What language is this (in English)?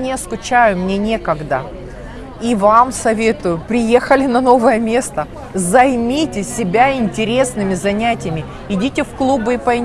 Russian